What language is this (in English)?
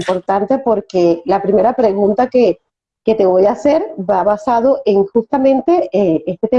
Spanish